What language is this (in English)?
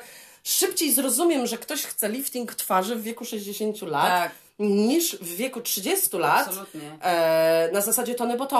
Polish